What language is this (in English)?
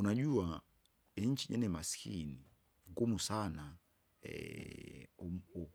Kinga